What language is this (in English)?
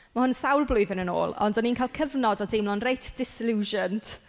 Welsh